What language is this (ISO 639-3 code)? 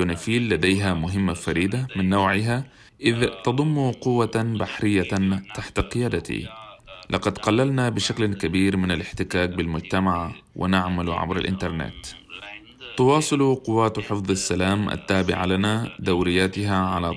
ara